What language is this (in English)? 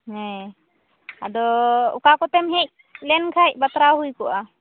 Santali